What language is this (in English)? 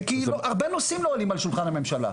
Hebrew